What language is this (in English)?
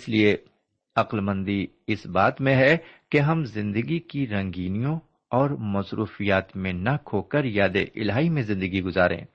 Urdu